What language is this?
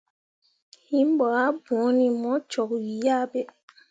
Mundang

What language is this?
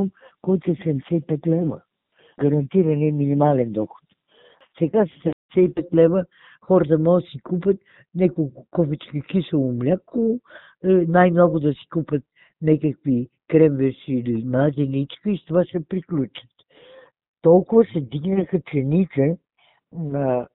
Bulgarian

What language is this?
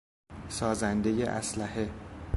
Persian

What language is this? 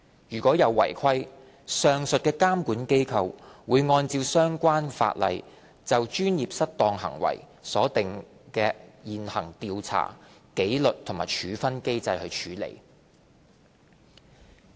Cantonese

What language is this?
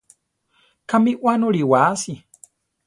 Central Tarahumara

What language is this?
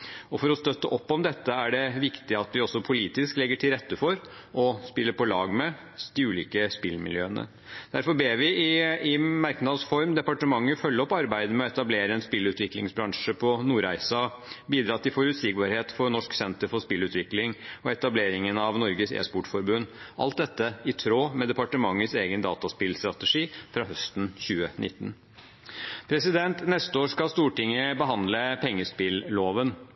Norwegian Bokmål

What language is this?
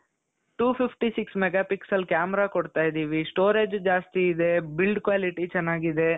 Kannada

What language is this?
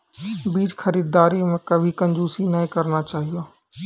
Maithili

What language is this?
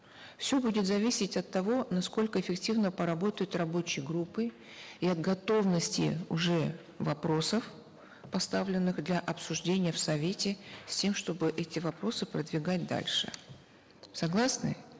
Kazakh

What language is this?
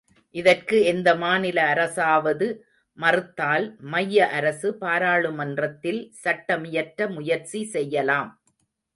Tamil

